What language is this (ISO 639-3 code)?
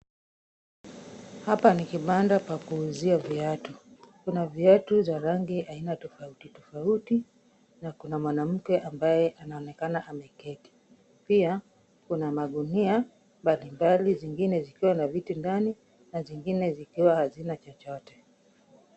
swa